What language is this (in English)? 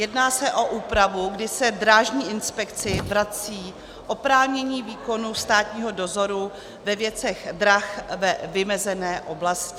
Czech